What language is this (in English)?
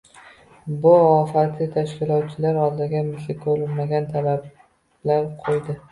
Uzbek